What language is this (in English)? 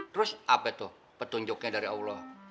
Indonesian